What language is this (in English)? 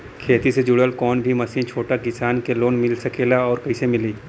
Bhojpuri